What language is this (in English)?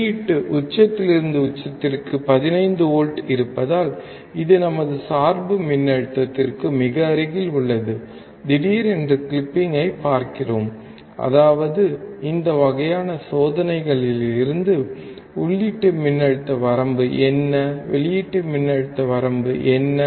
Tamil